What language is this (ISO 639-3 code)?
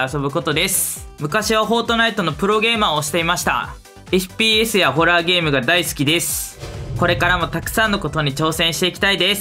jpn